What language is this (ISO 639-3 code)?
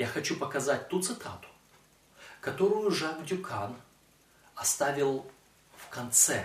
rus